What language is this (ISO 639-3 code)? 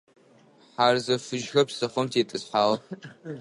ady